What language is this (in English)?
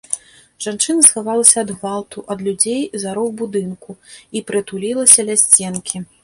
Belarusian